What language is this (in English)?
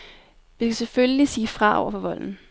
Danish